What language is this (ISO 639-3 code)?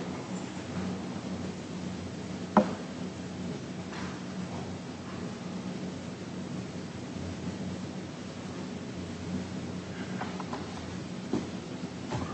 eng